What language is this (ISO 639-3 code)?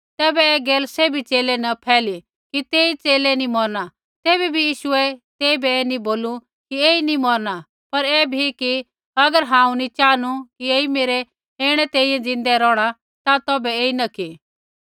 kfx